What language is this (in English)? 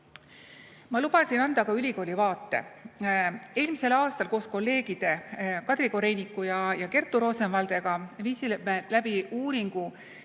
Estonian